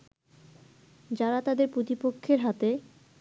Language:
Bangla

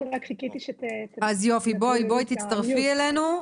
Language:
Hebrew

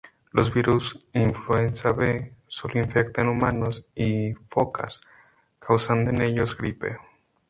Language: Spanish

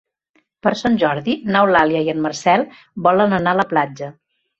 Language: Catalan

